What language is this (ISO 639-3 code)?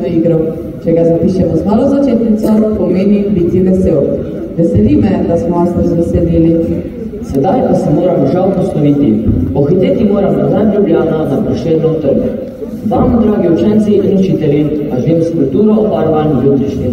ron